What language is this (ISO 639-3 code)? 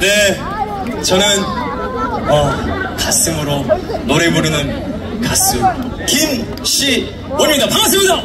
kor